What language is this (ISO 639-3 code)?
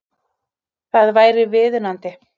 isl